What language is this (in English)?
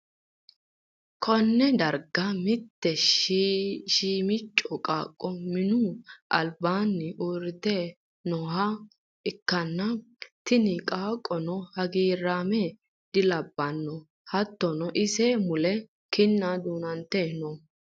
Sidamo